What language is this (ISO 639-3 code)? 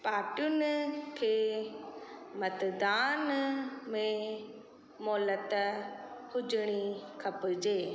snd